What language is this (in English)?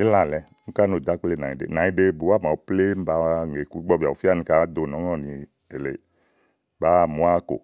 Igo